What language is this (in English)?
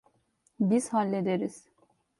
Turkish